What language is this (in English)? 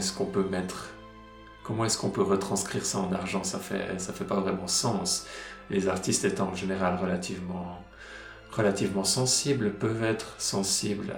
French